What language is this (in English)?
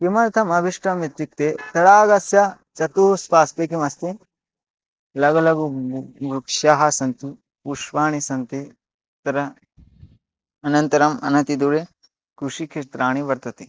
Sanskrit